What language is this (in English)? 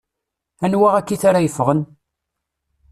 Kabyle